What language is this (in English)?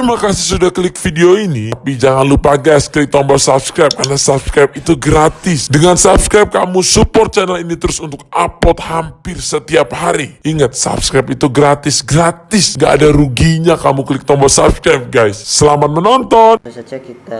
Indonesian